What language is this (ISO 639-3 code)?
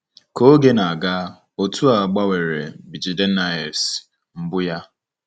ibo